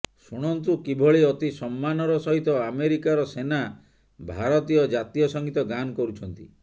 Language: Odia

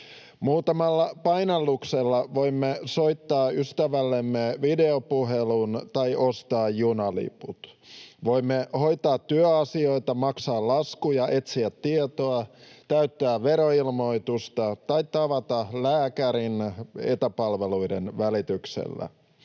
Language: Finnish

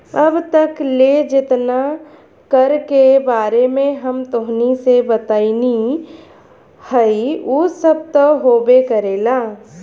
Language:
Bhojpuri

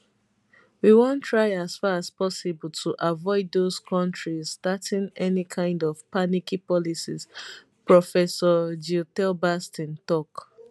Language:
Nigerian Pidgin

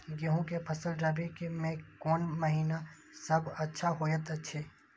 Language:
Maithili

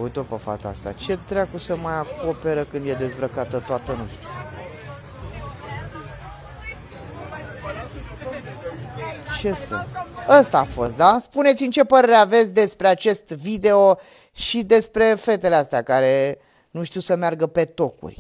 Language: Romanian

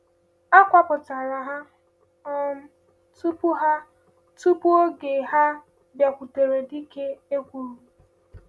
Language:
Igbo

